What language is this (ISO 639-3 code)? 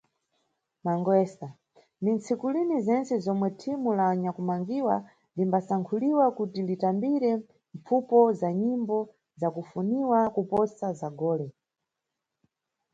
nyu